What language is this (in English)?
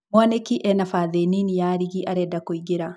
Kikuyu